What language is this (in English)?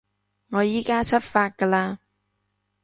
Cantonese